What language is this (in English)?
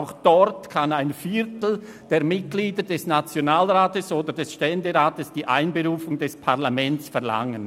Swiss German